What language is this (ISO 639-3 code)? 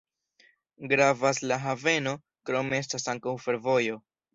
epo